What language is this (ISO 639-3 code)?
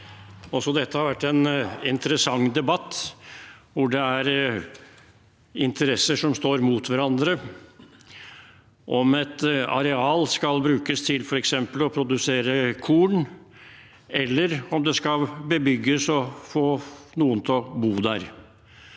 nor